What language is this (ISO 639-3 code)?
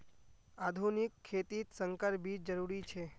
mag